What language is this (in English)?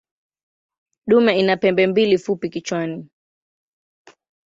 Swahili